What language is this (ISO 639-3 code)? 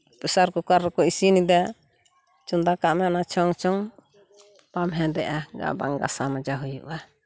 sat